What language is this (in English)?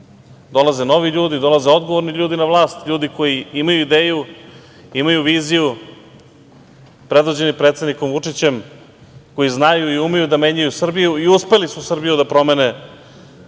Serbian